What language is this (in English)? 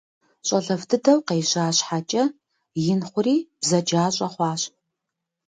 Kabardian